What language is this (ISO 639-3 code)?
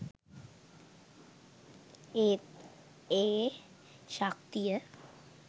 sin